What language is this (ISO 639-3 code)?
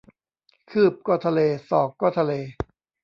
tha